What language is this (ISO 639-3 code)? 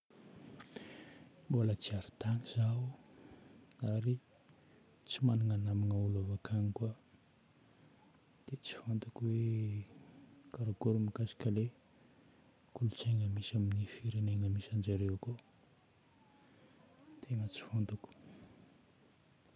bmm